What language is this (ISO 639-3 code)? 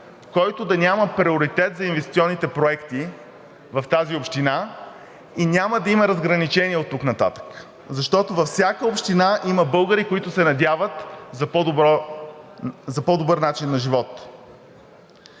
bul